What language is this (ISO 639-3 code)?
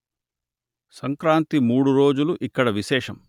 tel